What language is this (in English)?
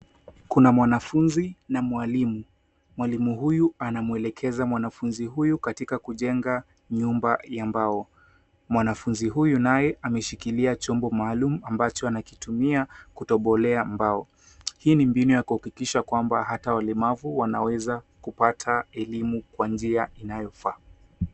Swahili